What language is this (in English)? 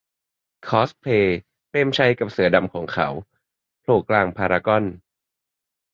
Thai